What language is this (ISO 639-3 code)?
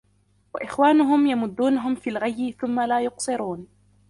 ara